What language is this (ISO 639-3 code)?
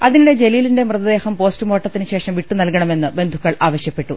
mal